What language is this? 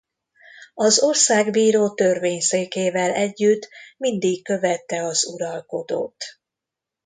Hungarian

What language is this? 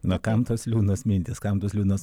Lithuanian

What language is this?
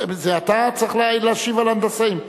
Hebrew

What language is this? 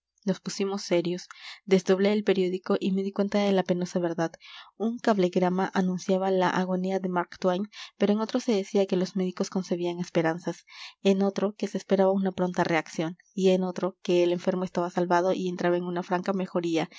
Spanish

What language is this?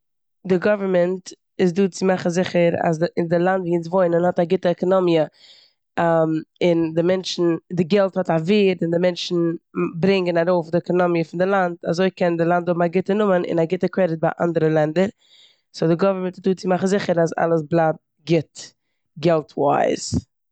Yiddish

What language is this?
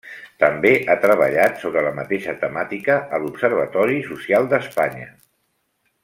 Catalan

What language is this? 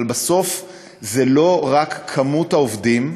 Hebrew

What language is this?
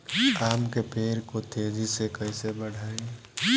Bhojpuri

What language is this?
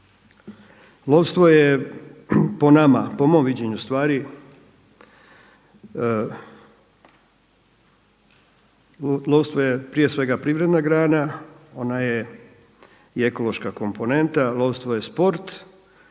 Croatian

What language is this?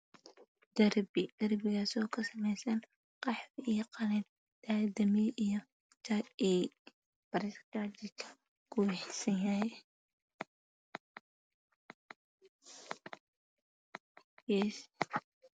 Somali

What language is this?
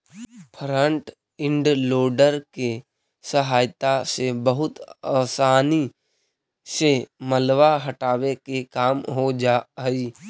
Magahi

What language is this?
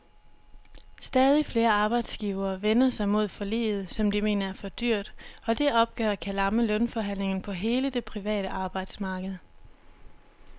Danish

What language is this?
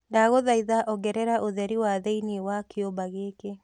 Kikuyu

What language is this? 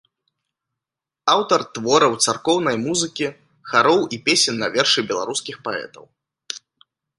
Belarusian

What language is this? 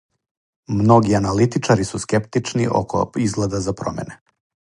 Serbian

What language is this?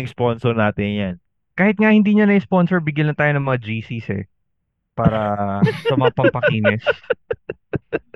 Filipino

